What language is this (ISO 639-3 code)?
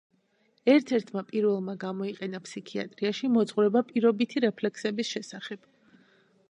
kat